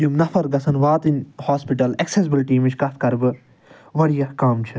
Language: Kashmiri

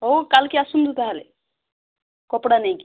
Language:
Odia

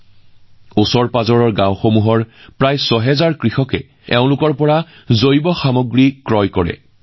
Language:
Assamese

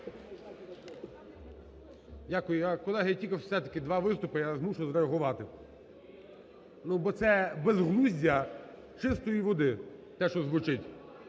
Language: Ukrainian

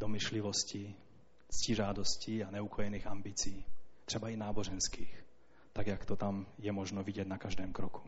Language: Czech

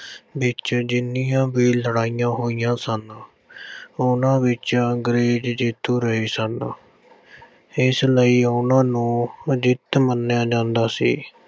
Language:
Punjabi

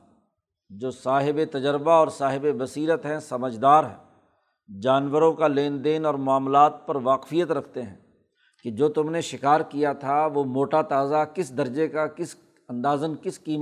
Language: Urdu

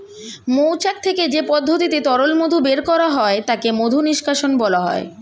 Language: Bangla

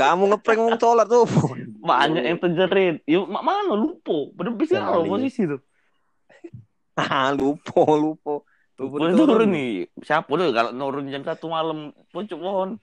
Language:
Indonesian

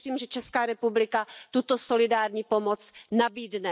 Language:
Czech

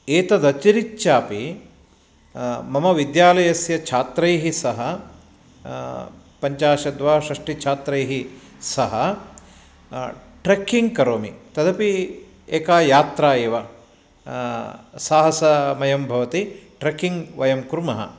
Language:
Sanskrit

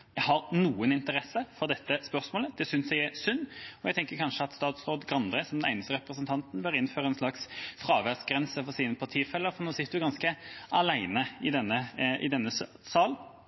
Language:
Norwegian Bokmål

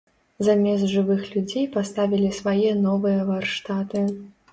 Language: Belarusian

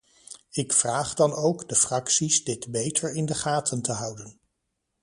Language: Dutch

